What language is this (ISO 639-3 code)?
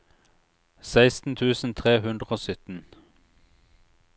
nor